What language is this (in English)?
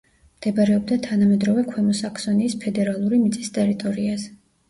Georgian